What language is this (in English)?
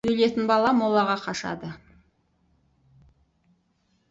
Kazakh